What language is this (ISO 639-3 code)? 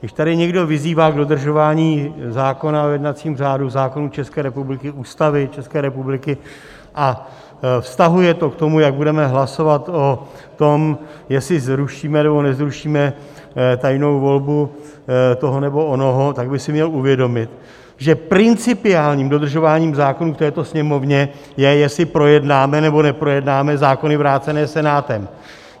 ces